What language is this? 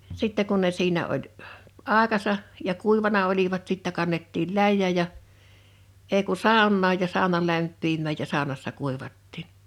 Finnish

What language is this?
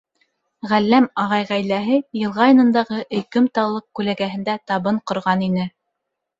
Bashkir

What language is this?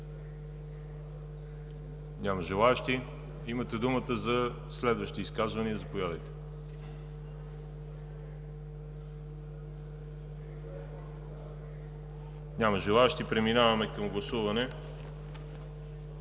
Bulgarian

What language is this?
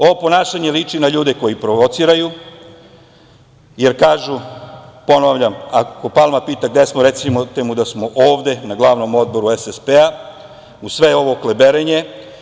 Serbian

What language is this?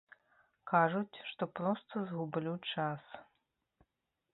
Belarusian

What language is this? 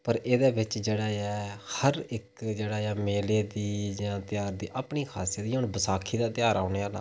Dogri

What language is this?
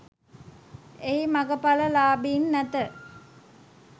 Sinhala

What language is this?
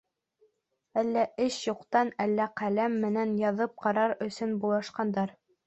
Bashkir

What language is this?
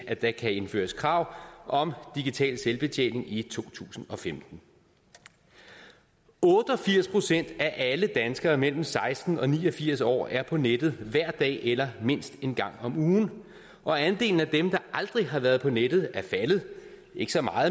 Danish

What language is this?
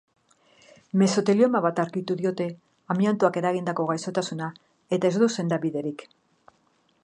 Basque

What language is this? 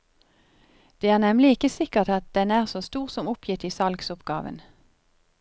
Norwegian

